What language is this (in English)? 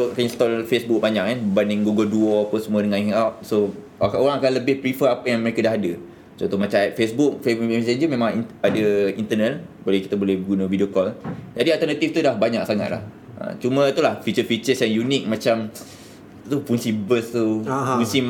Malay